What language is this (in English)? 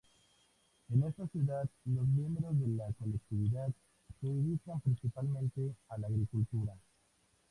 Spanish